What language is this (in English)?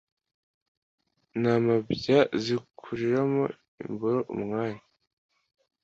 Kinyarwanda